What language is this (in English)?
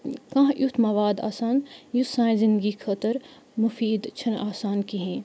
Kashmiri